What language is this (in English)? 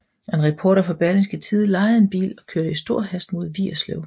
Danish